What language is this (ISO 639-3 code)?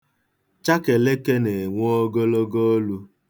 ibo